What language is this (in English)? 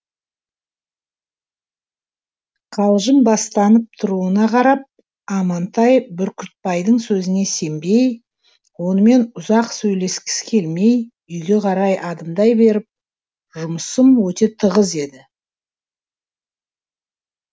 Kazakh